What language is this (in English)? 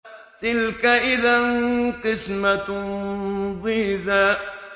Arabic